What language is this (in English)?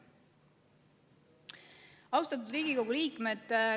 Estonian